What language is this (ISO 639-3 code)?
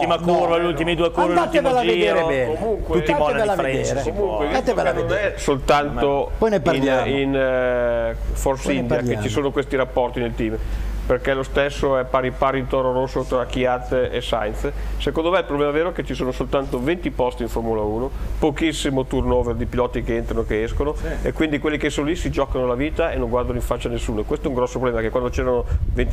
ita